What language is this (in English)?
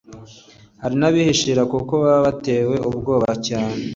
Kinyarwanda